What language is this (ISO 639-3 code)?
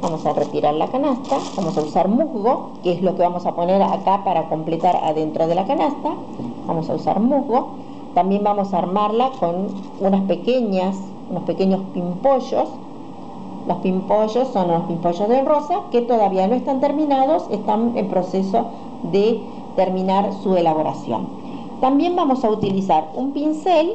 spa